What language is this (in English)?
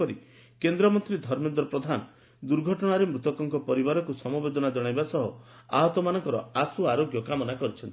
Odia